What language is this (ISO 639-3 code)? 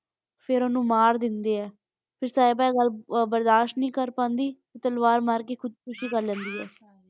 pan